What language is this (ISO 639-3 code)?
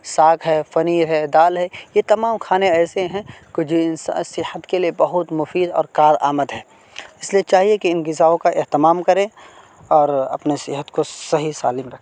urd